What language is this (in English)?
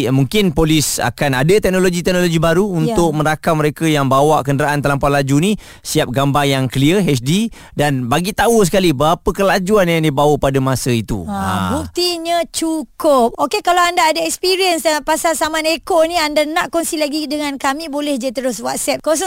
Malay